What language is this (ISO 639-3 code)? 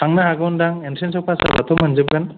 brx